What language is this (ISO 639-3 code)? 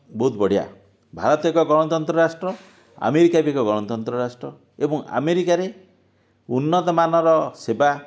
ori